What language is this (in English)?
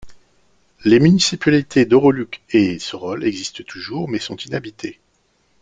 French